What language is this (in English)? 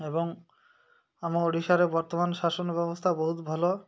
Odia